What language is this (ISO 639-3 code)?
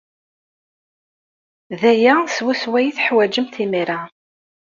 kab